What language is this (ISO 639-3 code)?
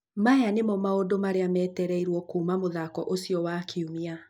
kik